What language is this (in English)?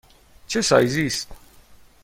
Persian